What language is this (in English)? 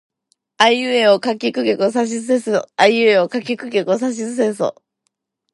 Japanese